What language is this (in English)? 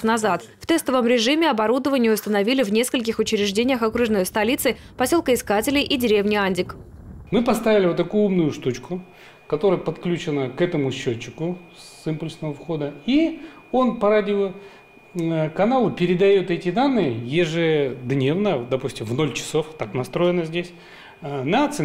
Russian